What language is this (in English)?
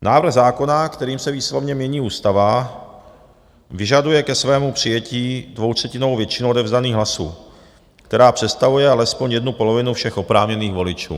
Czech